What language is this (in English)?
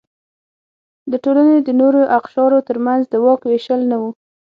Pashto